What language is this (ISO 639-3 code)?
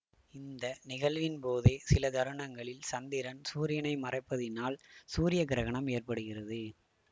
tam